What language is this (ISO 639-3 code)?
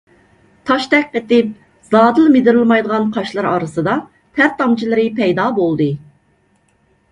uig